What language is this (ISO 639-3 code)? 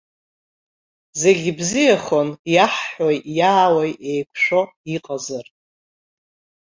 abk